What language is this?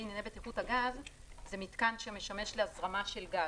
Hebrew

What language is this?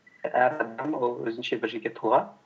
Kazakh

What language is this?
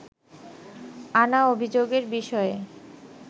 Bangla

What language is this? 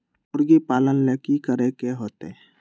Magahi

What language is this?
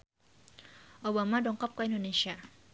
Sundanese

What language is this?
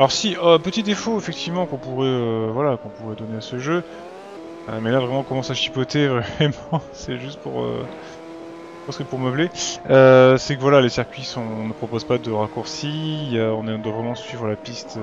French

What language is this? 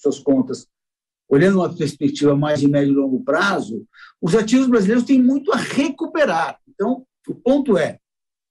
Portuguese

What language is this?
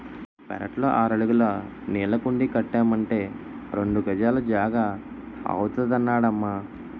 Telugu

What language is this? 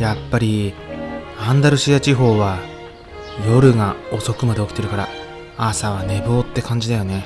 Japanese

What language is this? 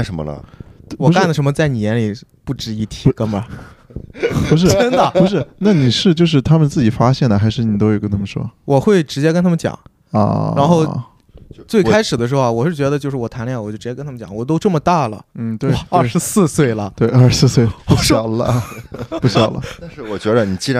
Chinese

